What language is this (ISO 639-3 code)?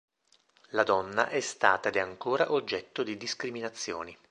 ita